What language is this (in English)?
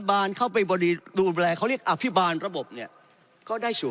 Thai